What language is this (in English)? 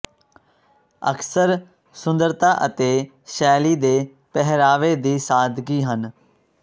Punjabi